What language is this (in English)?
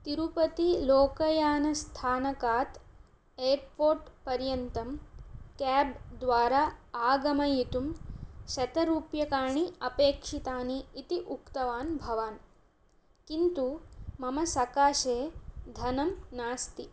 Sanskrit